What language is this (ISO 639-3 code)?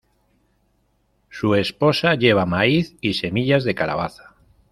spa